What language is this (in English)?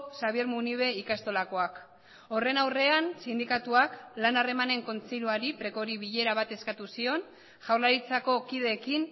Basque